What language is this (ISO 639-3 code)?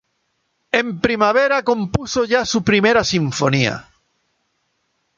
spa